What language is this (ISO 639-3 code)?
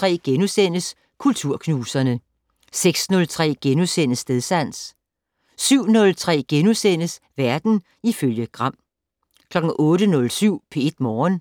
dan